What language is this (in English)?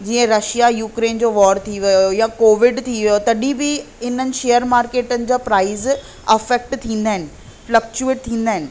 Sindhi